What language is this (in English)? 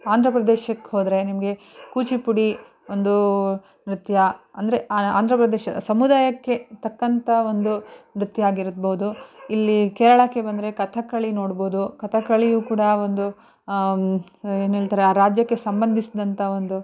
Kannada